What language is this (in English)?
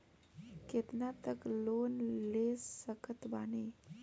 Bhojpuri